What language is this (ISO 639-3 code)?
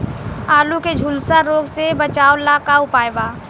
bho